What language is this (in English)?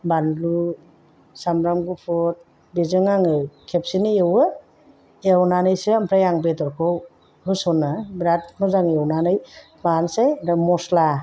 Bodo